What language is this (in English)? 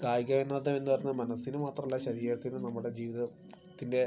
Malayalam